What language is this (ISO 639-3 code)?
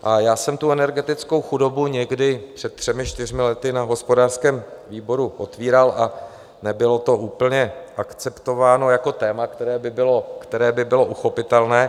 ces